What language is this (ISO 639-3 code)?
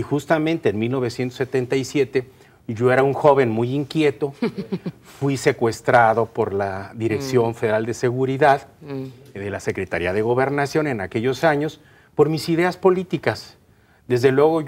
spa